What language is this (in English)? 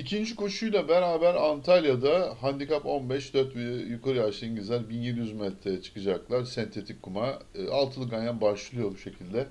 Turkish